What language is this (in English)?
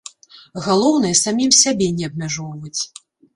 Belarusian